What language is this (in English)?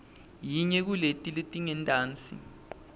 Swati